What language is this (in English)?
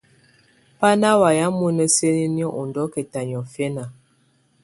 Tunen